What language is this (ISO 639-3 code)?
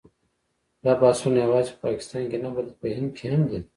pus